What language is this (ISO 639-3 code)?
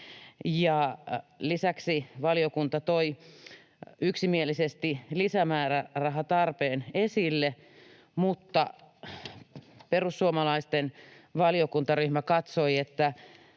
fin